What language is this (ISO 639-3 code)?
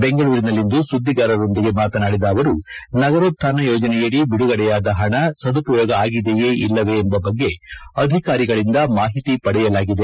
kan